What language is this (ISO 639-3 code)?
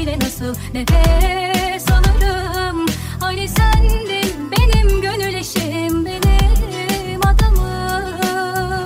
tur